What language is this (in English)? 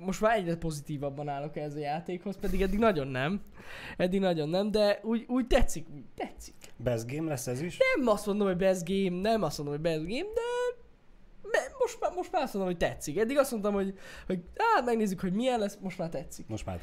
Hungarian